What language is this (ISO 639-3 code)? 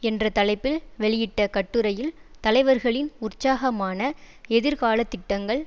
tam